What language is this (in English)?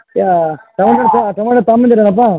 Kannada